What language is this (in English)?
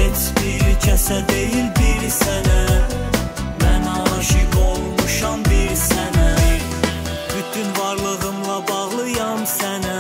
Turkish